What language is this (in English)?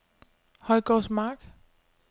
Danish